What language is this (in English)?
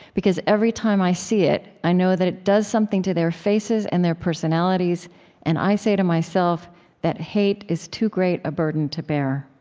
English